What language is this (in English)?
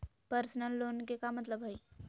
Magahi